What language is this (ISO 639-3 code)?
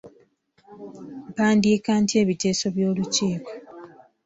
lug